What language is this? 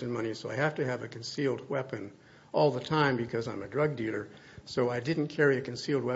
English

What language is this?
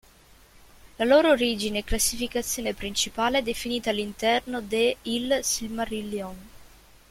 Italian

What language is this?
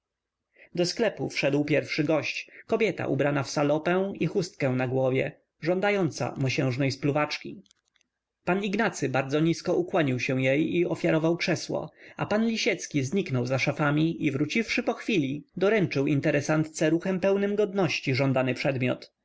Polish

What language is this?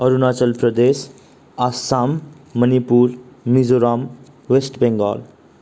Nepali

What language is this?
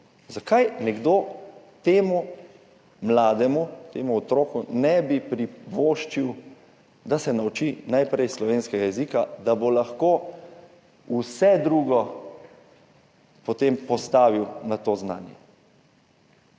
Slovenian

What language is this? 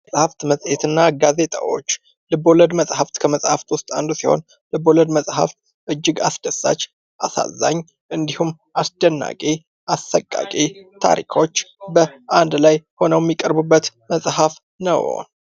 Amharic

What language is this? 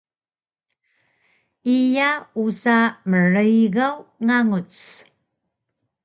Taroko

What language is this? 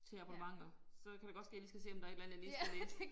Danish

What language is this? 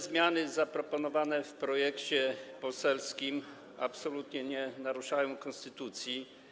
Polish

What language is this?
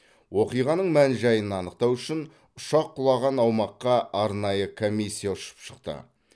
Kazakh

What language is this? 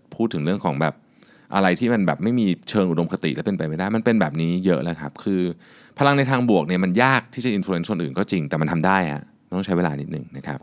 Thai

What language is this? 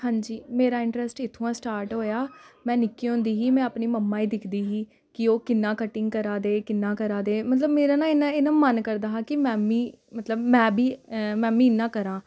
Dogri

